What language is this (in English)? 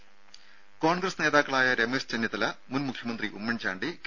Malayalam